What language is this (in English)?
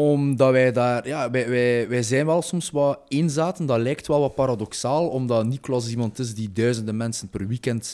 Dutch